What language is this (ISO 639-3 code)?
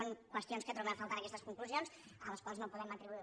cat